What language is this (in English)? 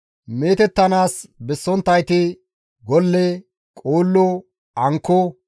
Gamo